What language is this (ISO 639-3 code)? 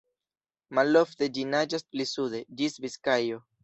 epo